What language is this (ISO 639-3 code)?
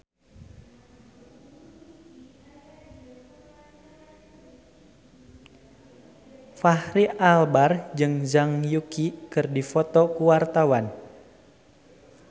sun